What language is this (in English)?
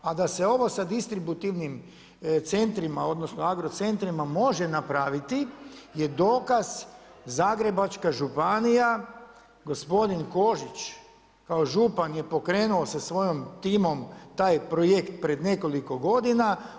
Croatian